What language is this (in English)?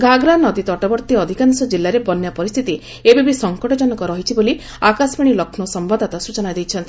Odia